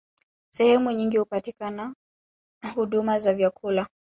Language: Swahili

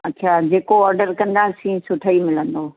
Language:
Sindhi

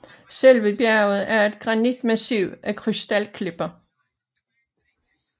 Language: Danish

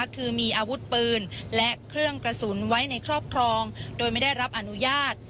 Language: Thai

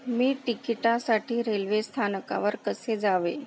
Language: Marathi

